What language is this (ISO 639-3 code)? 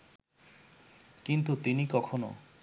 ben